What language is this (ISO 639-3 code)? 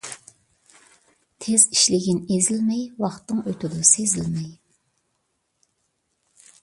uig